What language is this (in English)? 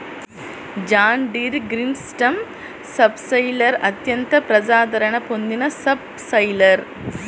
Telugu